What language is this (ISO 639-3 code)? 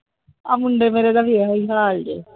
pan